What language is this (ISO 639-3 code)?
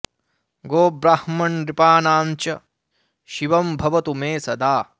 san